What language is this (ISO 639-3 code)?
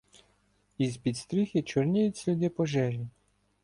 ukr